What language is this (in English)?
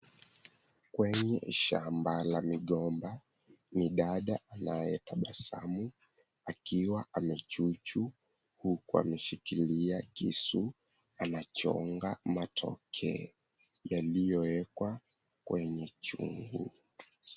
Swahili